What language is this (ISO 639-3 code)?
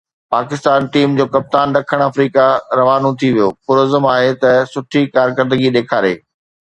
snd